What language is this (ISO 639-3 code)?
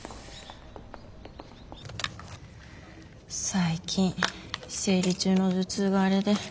jpn